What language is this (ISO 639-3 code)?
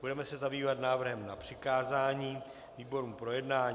ces